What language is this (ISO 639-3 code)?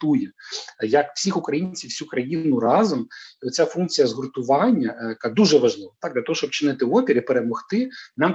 ukr